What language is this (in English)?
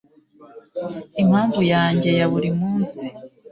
Kinyarwanda